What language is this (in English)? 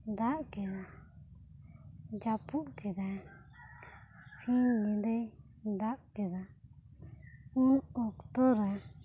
Santali